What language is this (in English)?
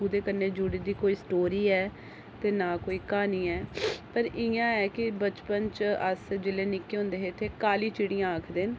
Dogri